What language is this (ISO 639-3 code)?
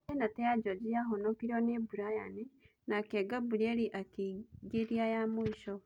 kik